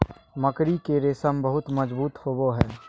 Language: Magahi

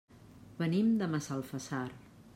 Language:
Catalan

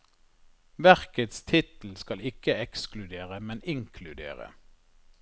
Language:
Norwegian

